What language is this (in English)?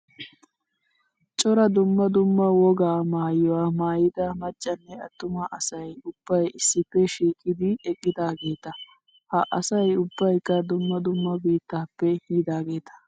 Wolaytta